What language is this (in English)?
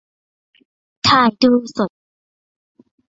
Thai